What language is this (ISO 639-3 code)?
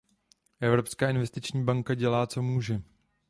ces